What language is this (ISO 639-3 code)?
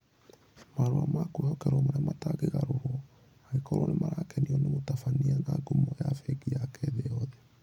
kik